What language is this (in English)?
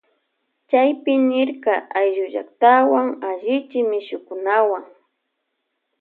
Loja Highland Quichua